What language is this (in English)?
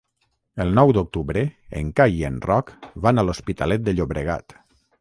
Catalan